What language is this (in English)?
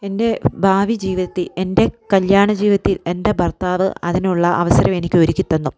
Malayalam